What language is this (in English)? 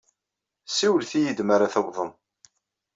Kabyle